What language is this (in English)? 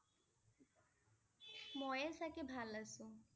Assamese